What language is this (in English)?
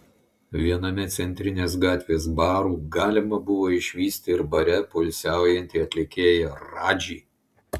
Lithuanian